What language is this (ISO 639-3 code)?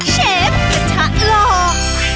tha